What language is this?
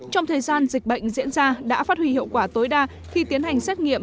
Vietnamese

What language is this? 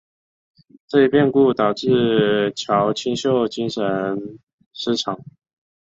Chinese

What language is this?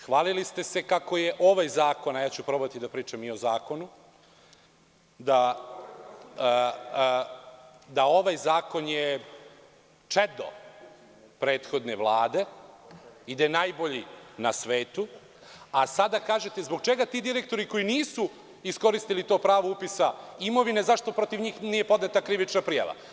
Serbian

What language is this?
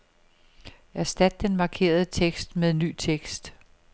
Danish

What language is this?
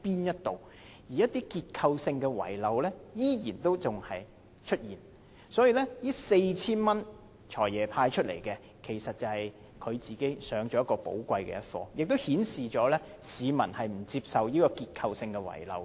Cantonese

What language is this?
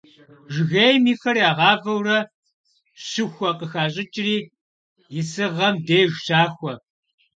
Kabardian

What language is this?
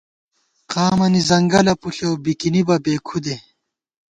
Gawar-Bati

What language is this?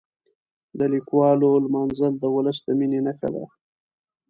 Pashto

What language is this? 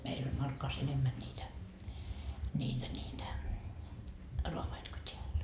Finnish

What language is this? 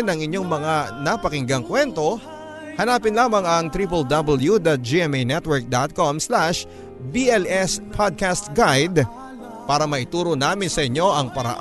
Filipino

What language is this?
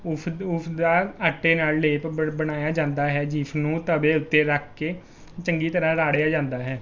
Punjabi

